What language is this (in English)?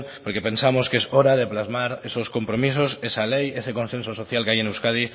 Spanish